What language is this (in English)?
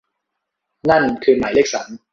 Thai